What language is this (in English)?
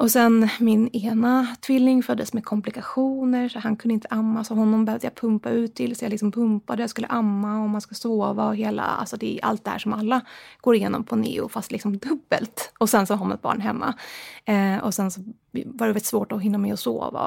Swedish